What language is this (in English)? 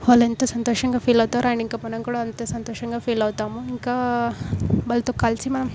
Telugu